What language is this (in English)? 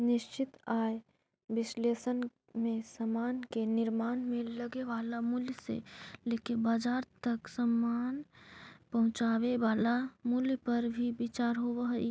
Magahi